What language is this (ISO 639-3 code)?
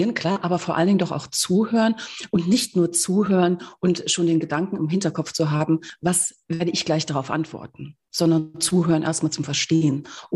deu